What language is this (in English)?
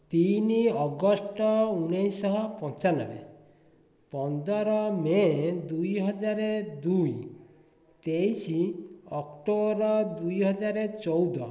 Odia